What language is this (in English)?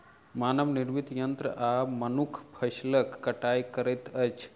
Maithili